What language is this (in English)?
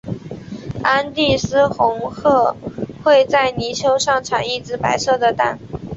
Chinese